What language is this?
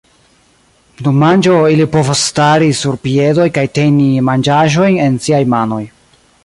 Esperanto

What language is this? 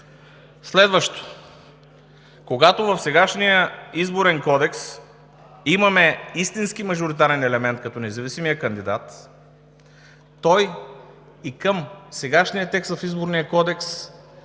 Bulgarian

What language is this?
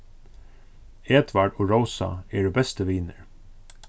Faroese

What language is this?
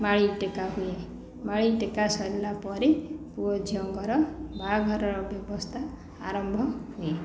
Odia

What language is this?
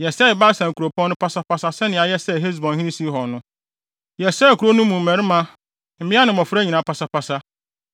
Akan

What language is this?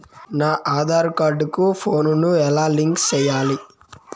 Telugu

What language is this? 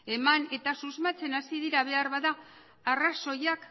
Basque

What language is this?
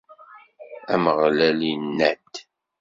Kabyle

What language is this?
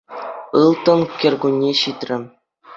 Chuvash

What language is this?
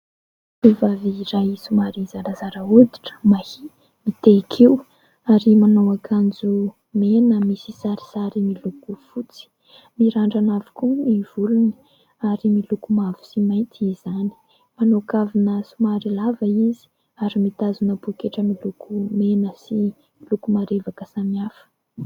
Malagasy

